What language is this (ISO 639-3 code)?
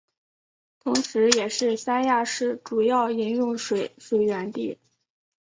zho